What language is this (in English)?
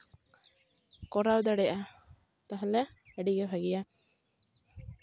Santali